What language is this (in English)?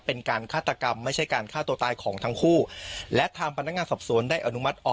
Thai